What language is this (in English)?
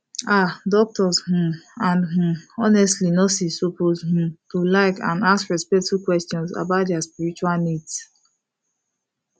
Nigerian Pidgin